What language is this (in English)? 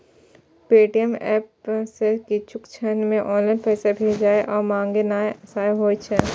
Maithili